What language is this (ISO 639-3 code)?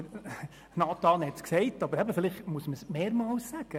gsw